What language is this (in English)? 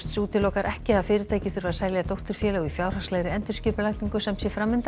Icelandic